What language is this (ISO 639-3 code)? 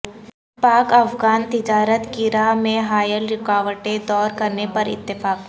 urd